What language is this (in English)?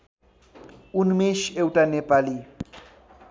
Nepali